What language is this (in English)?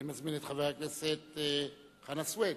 Hebrew